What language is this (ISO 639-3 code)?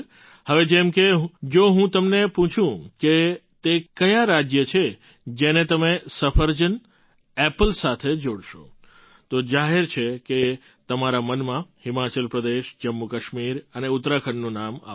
guj